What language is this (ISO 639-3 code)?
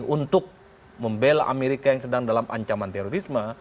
ind